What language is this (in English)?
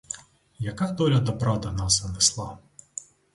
Ukrainian